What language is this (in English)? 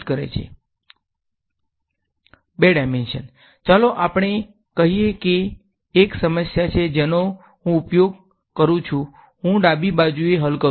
Gujarati